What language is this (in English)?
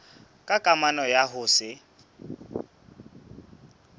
Southern Sotho